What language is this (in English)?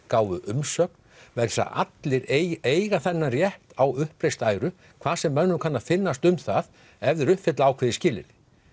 Icelandic